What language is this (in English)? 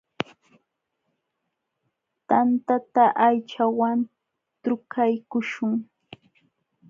Jauja Wanca Quechua